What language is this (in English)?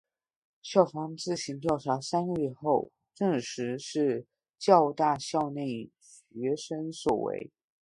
Chinese